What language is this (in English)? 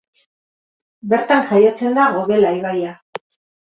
Basque